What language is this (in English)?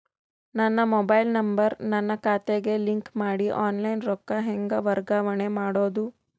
Kannada